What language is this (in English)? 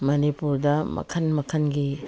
Manipuri